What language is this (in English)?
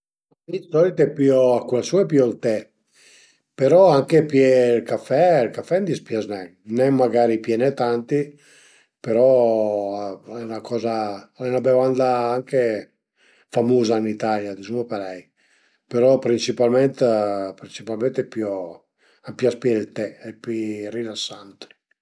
Piedmontese